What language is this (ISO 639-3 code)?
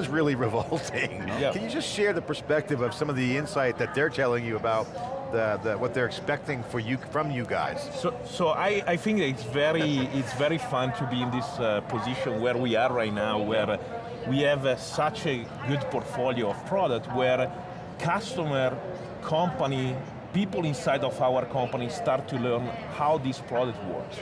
eng